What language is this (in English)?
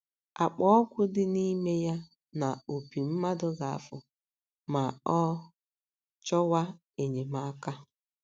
Igbo